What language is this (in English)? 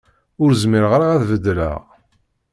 Kabyle